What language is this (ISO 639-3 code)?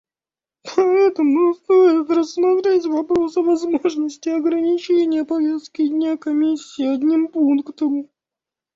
rus